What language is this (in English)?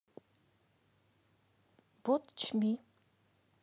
Russian